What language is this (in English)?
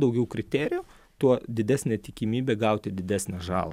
Lithuanian